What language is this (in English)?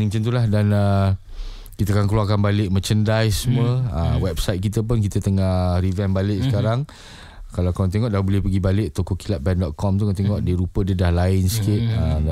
Malay